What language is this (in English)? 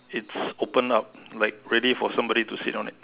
English